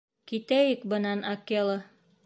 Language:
Bashkir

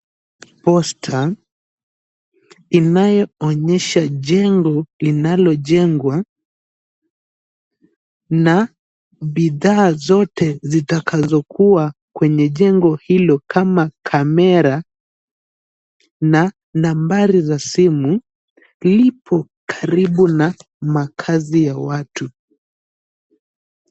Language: Swahili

